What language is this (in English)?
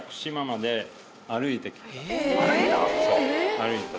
Japanese